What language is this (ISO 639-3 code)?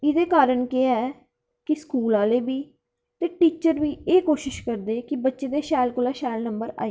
doi